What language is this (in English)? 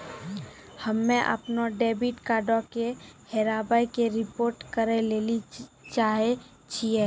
Maithili